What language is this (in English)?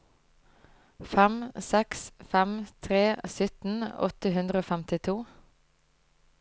Norwegian